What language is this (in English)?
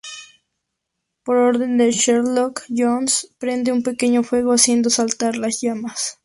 Spanish